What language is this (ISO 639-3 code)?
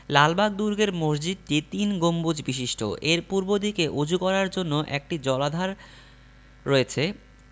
ben